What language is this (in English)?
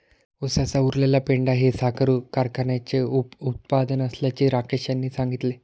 Marathi